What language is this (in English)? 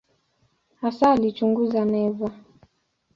Swahili